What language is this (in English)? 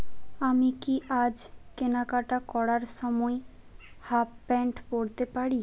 Bangla